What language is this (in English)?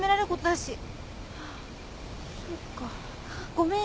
Japanese